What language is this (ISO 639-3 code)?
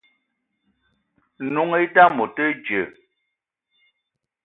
eto